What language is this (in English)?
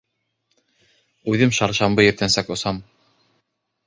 Bashkir